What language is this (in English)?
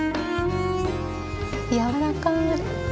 Japanese